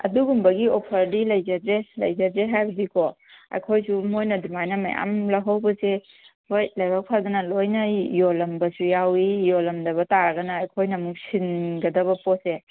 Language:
Manipuri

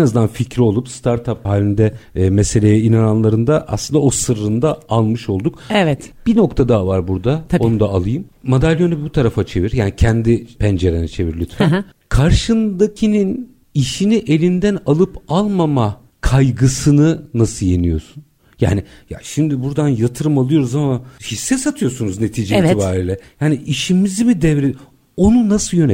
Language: Turkish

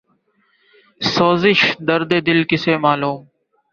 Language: Urdu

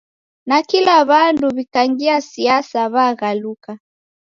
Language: Taita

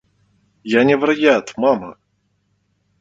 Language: Belarusian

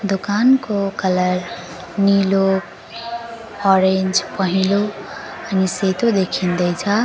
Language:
Nepali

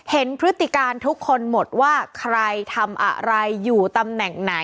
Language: Thai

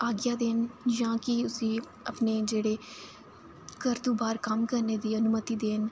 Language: Dogri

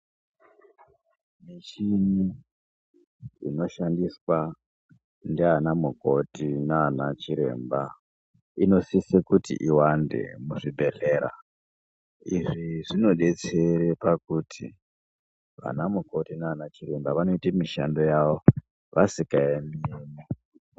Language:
Ndau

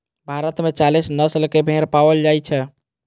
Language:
Maithili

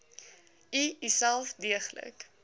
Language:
Afrikaans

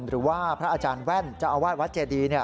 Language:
Thai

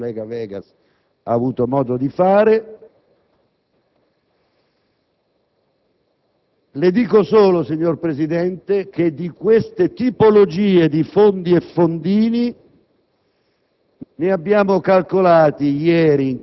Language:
Italian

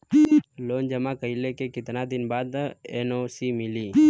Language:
Bhojpuri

